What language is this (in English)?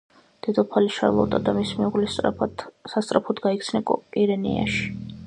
Georgian